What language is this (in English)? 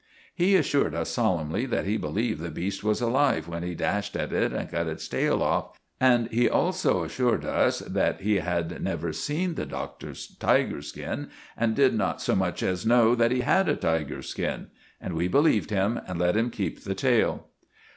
English